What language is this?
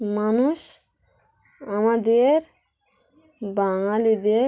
Bangla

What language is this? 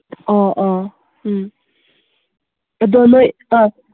Manipuri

